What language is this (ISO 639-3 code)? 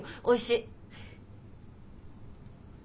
jpn